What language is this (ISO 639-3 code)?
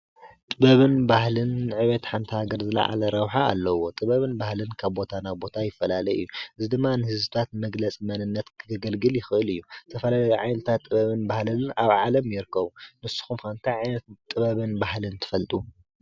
tir